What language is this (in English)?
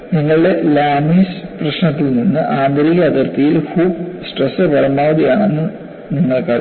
Malayalam